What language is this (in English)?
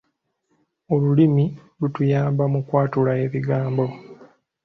Ganda